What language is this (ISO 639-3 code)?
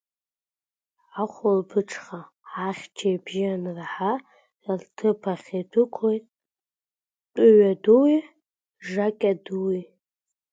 abk